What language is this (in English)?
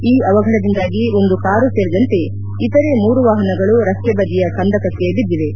Kannada